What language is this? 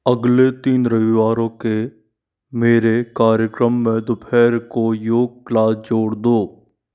Hindi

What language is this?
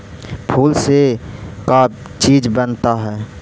Magahi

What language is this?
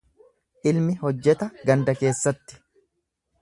Oromo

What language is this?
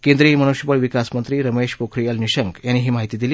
Marathi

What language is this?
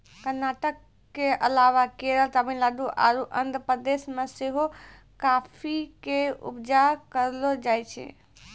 Maithili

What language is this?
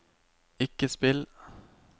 Norwegian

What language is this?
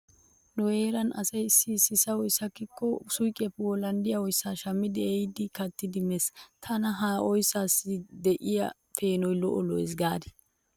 Wolaytta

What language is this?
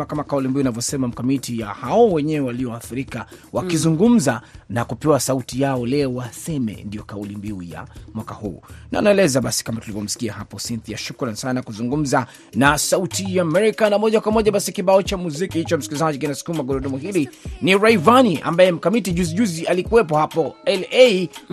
Swahili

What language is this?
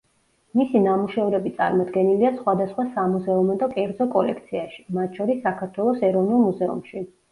Georgian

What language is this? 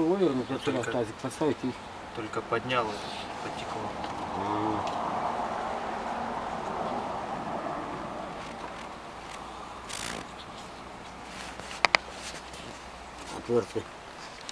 Russian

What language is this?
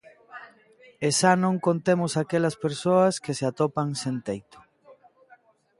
Galician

